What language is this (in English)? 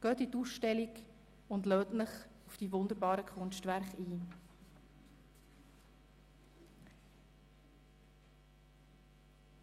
Swiss German